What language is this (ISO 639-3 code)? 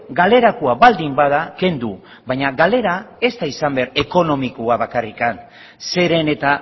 eus